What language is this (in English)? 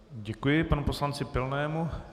Czech